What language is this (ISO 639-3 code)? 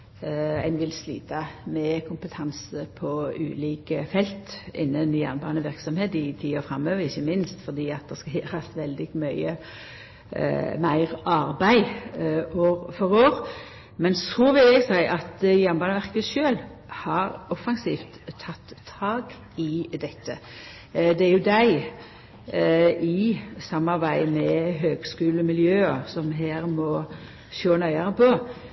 nno